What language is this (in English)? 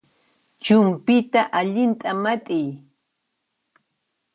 Puno Quechua